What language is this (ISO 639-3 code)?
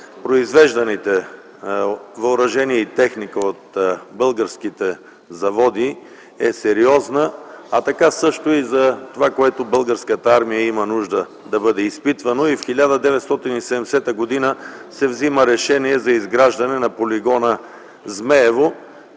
bul